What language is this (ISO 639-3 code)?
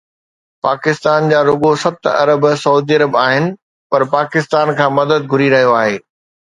snd